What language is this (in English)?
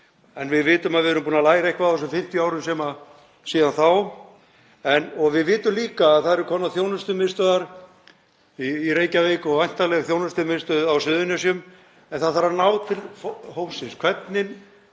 Icelandic